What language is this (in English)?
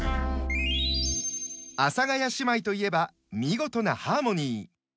Japanese